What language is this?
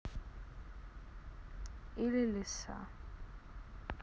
Russian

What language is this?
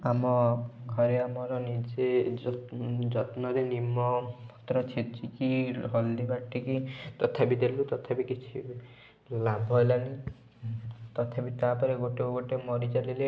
Odia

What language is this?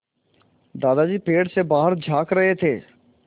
Hindi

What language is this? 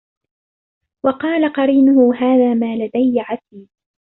Arabic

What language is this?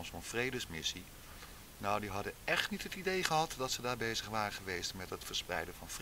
Dutch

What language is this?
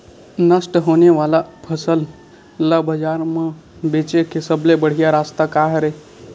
Chhattisgarhi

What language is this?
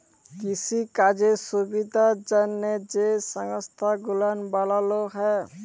Bangla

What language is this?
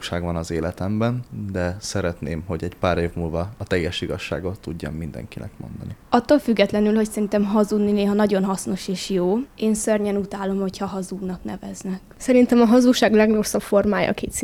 Hungarian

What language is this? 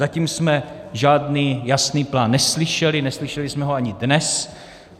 Czech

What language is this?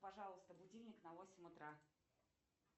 Russian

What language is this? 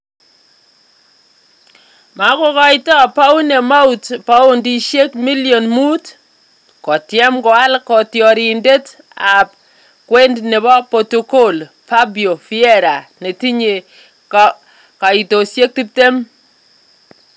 Kalenjin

